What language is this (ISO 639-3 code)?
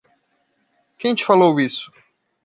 por